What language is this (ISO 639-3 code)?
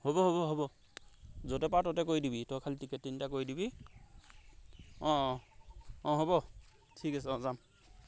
asm